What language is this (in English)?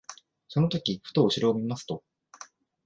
Japanese